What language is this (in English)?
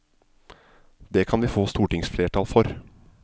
Norwegian